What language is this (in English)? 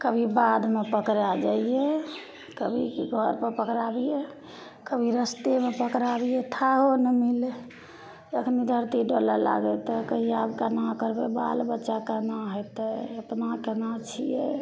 Maithili